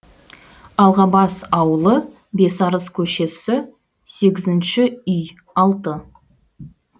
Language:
Kazakh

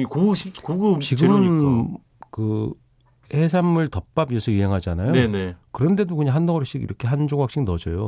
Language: Korean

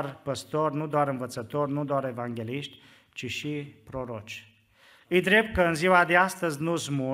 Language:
Romanian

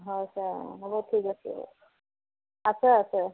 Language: Assamese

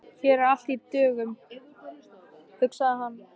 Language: Icelandic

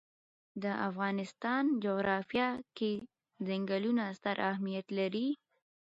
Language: Pashto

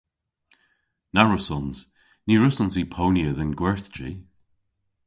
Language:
Cornish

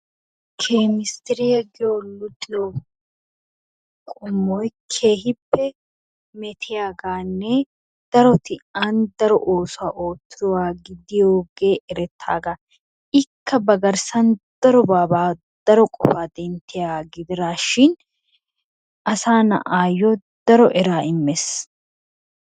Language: Wolaytta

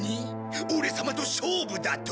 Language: Japanese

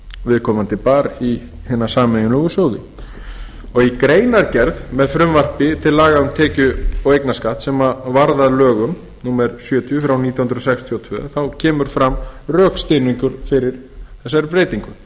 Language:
Icelandic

